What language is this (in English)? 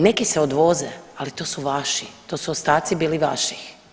Croatian